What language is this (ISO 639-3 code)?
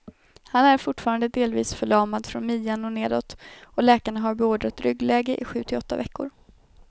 swe